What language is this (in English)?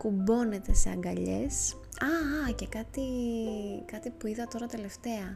Greek